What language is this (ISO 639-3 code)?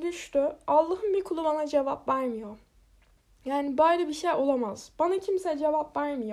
tur